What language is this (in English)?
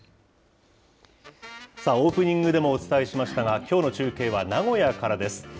Japanese